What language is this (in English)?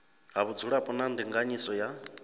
Venda